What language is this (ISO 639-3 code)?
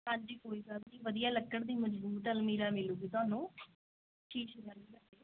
pan